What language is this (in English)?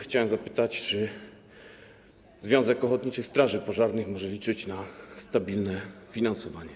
Polish